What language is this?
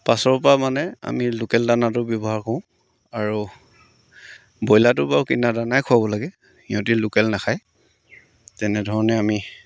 Assamese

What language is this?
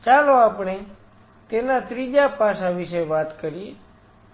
Gujarati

